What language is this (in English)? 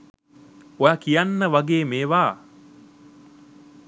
Sinhala